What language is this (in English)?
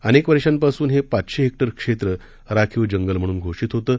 Marathi